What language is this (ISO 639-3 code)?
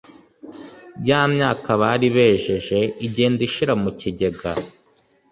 kin